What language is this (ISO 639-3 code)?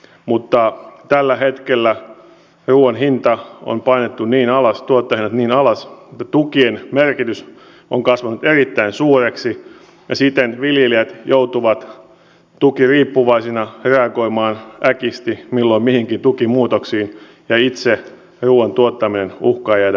fin